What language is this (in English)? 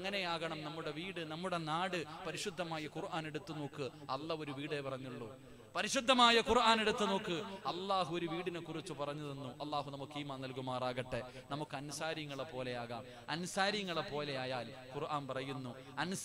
Arabic